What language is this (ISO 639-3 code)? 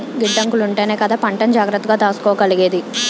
tel